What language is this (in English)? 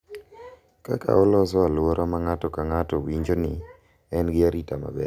Luo (Kenya and Tanzania)